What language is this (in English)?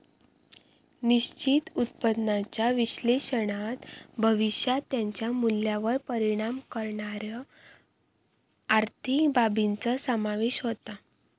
Marathi